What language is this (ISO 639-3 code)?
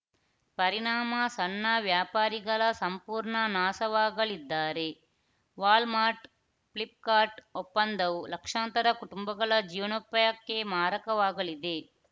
kan